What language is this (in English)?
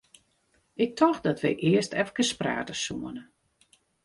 Western Frisian